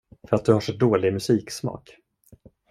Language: Swedish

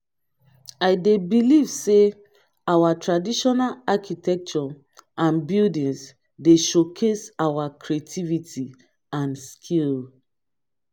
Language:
Nigerian Pidgin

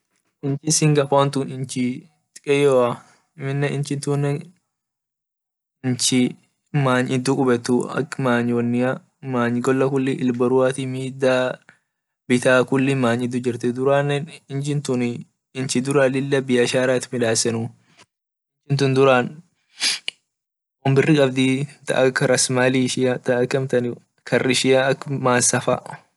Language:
Orma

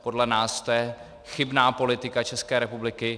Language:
Czech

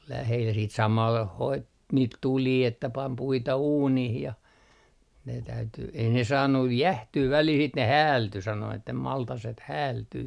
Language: Finnish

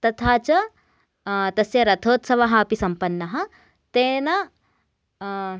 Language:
Sanskrit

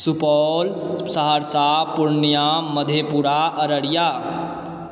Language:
Maithili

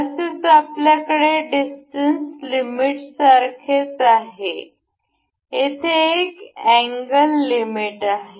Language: Marathi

